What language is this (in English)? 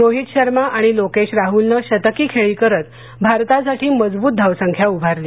Marathi